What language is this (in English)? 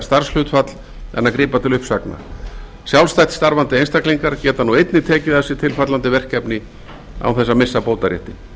Icelandic